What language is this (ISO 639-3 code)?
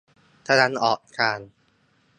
tha